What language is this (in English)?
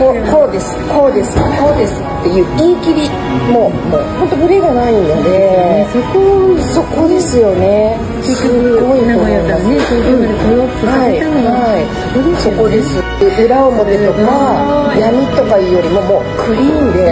Japanese